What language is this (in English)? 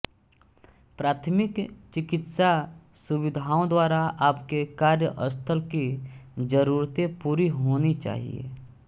Hindi